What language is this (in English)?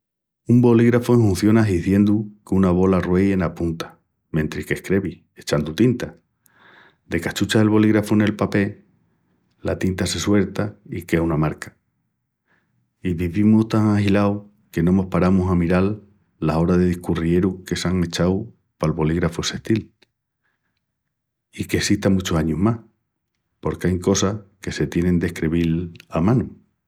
Extremaduran